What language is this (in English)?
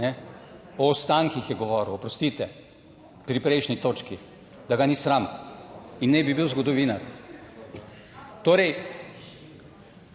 Slovenian